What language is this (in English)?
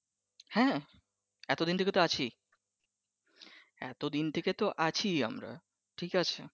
Bangla